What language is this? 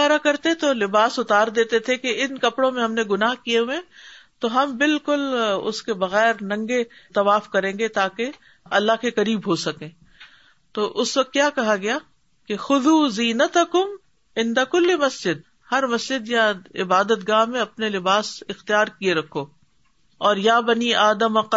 Urdu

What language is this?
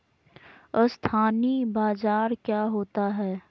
Magahi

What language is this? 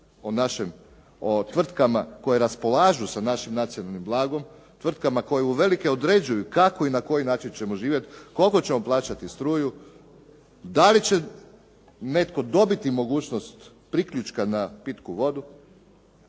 Croatian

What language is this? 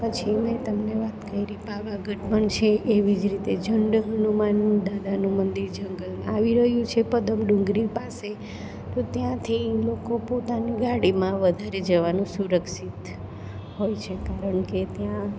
Gujarati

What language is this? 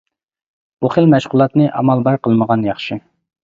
Uyghur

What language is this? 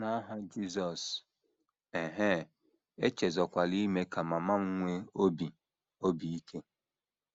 Igbo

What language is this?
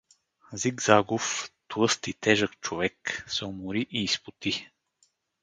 Bulgarian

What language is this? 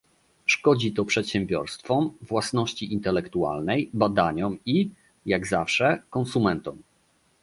Polish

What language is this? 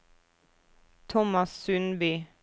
Norwegian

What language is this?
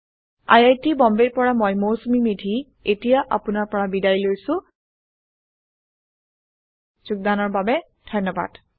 Assamese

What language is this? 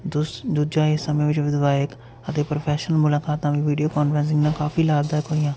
Punjabi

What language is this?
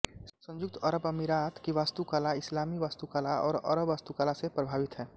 Hindi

